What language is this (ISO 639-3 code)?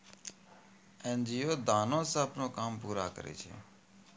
mai